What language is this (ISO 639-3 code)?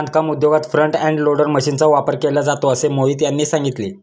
mar